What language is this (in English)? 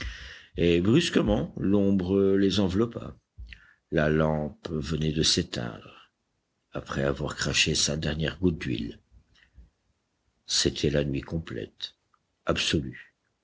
French